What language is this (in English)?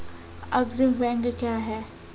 Maithili